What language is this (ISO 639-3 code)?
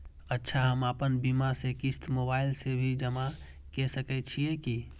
mai